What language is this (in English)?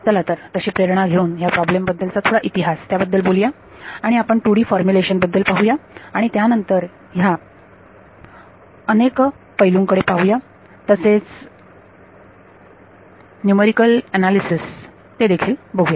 Marathi